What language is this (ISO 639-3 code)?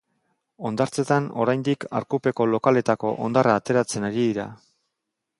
eus